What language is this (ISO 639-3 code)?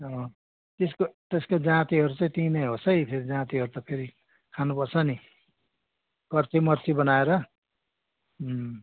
nep